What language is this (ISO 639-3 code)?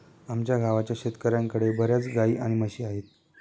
mar